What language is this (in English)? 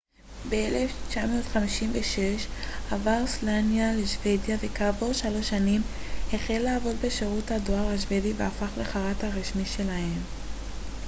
Hebrew